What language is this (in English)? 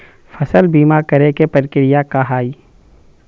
Magahi